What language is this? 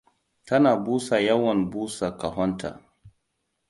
Hausa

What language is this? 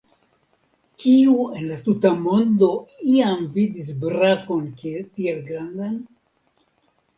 Esperanto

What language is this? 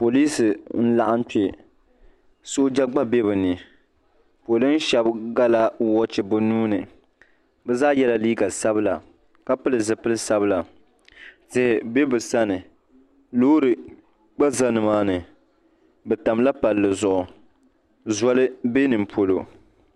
Dagbani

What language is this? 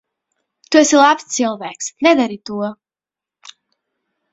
Latvian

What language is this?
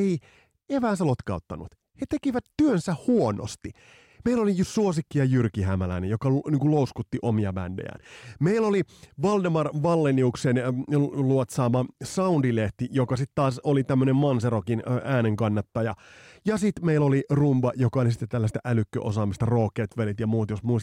Finnish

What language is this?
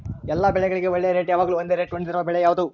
Kannada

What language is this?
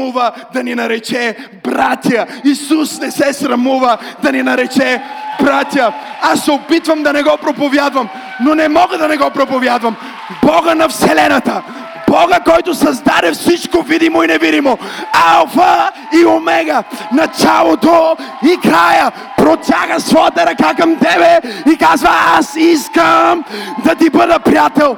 Bulgarian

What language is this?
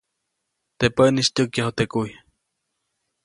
Copainalá Zoque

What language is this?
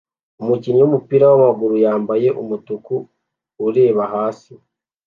Kinyarwanda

